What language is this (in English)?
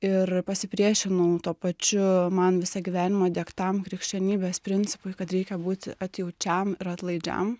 Lithuanian